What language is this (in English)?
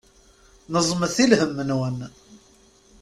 Kabyle